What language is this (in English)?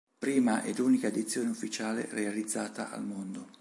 Italian